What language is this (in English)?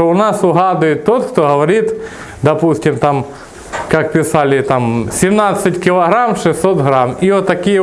Russian